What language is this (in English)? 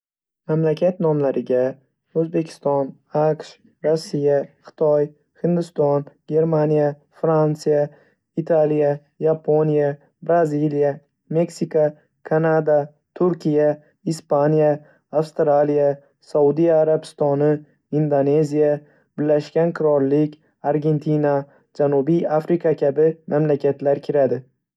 Uzbek